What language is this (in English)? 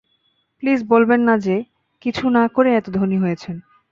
Bangla